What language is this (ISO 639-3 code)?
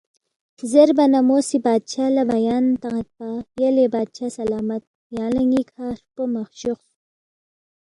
bft